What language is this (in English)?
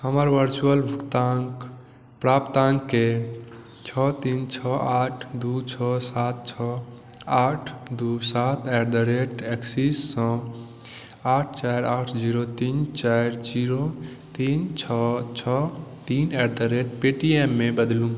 Maithili